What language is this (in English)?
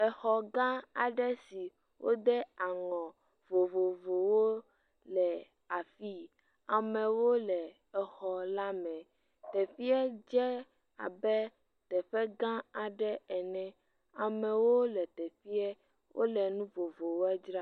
Ewe